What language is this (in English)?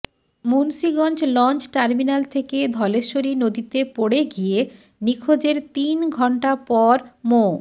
Bangla